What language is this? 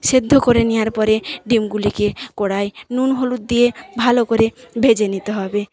Bangla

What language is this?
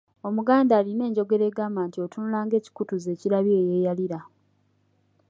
Ganda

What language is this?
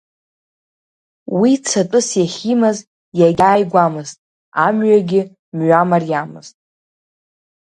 Abkhazian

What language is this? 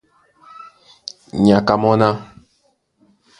Duala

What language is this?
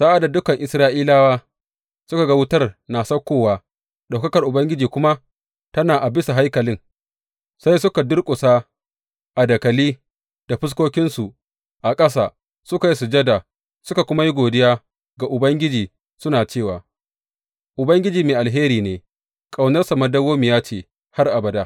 Hausa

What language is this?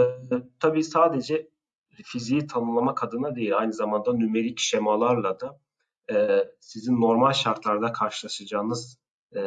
Turkish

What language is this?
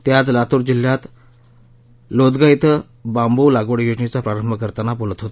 Marathi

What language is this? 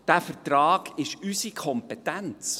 Swiss German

